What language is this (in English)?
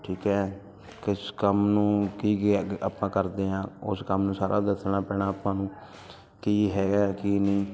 Punjabi